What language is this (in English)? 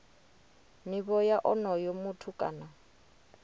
Venda